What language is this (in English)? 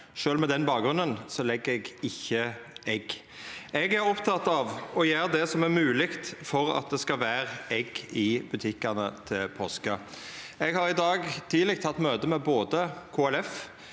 Norwegian